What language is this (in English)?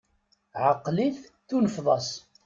Kabyle